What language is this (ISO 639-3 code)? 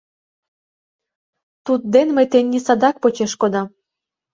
chm